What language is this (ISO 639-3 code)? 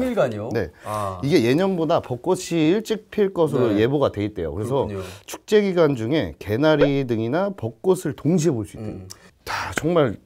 kor